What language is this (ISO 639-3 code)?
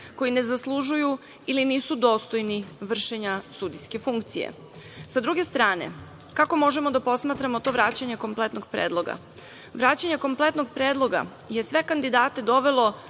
srp